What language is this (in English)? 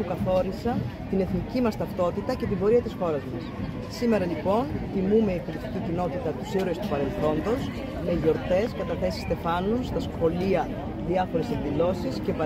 Greek